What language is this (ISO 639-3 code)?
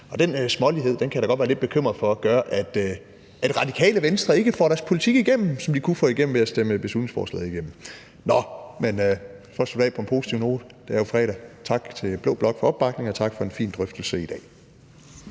dan